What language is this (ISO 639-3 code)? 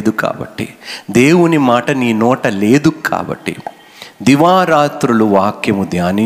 tel